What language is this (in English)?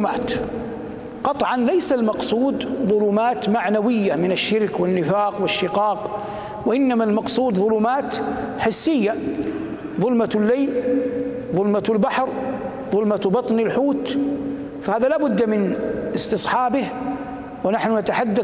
Arabic